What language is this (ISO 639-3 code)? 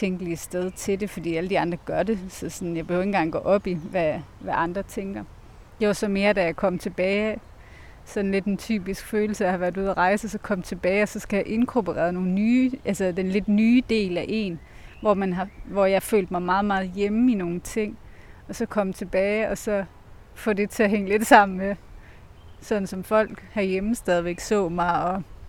dan